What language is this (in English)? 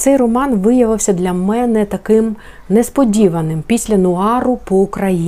Ukrainian